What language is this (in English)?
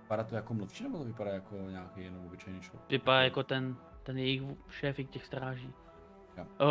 Czech